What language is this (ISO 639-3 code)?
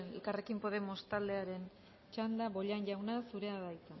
eus